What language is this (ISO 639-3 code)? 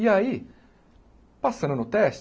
por